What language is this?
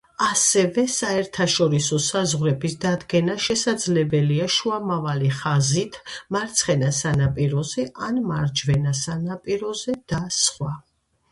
Georgian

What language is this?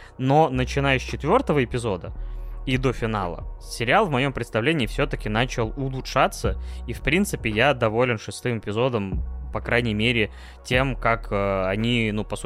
Russian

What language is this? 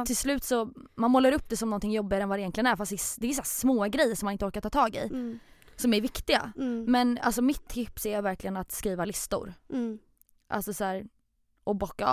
Swedish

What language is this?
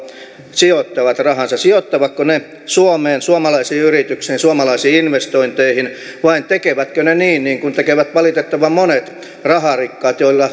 Finnish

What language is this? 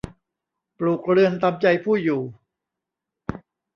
Thai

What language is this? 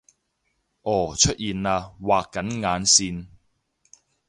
Cantonese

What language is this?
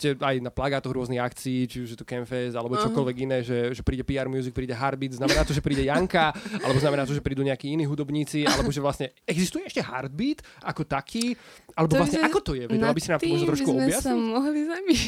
Slovak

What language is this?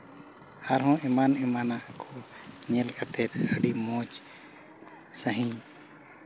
Santali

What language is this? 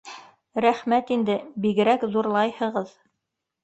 Bashkir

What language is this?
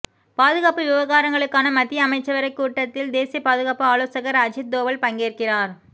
Tamil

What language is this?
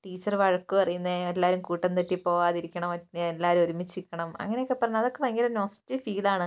Malayalam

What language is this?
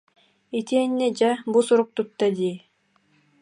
Yakut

